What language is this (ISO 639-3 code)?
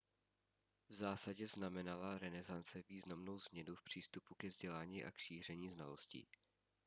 ces